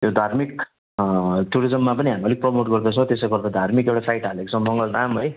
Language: Nepali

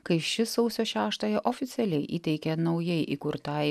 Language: Lithuanian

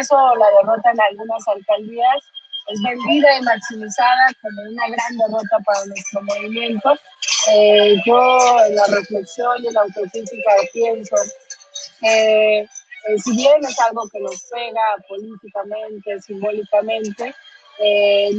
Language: Spanish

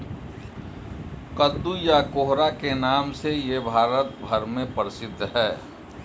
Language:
Hindi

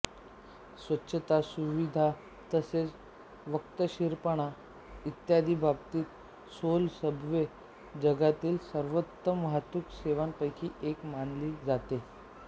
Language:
Marathi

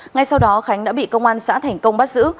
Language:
Vietnamese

